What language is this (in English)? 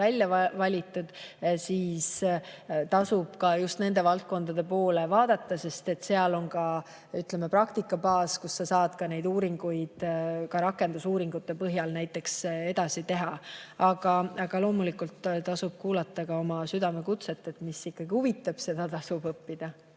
Estonian